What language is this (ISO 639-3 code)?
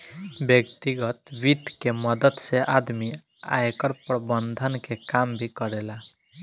bho